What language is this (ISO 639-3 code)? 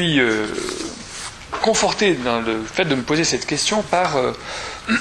fra